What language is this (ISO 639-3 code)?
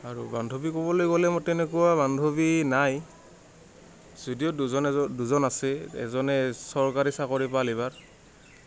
asm